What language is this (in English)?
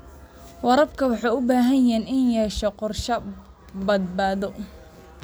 Somali